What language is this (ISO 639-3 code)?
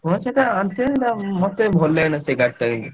ori